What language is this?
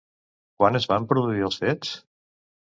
Catalan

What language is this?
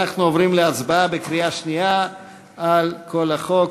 Hebrew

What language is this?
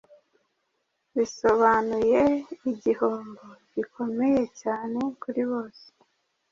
Kinyarwanda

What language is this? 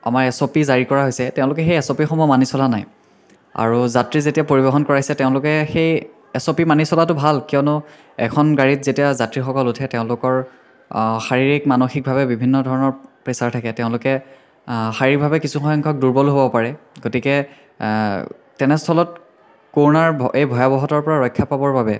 Assamese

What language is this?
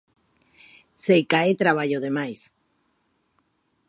Galician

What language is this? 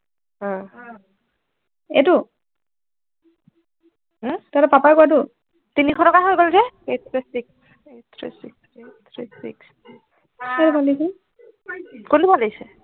Assamese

